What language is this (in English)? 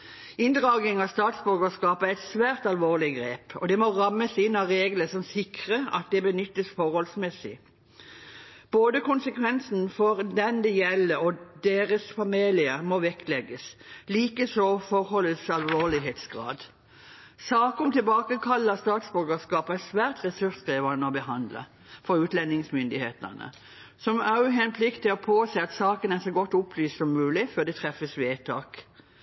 Norwegian Bokmål